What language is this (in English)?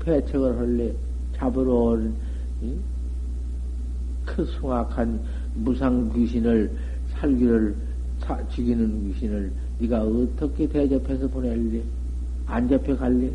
Korean